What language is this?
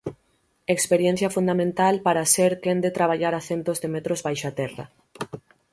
Galician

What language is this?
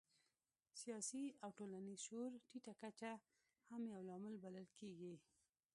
Pashto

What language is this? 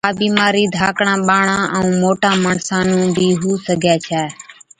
Od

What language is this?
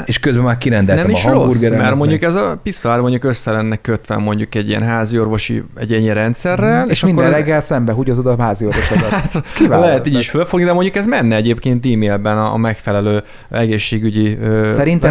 Hungarian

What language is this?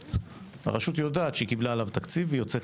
Hebrew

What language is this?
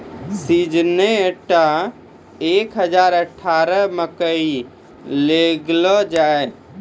Maithili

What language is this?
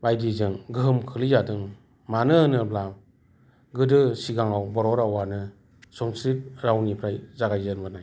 Bodo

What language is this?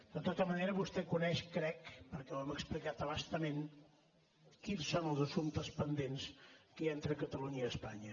Catalan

